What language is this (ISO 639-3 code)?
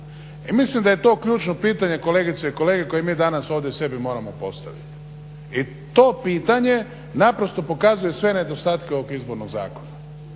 hrv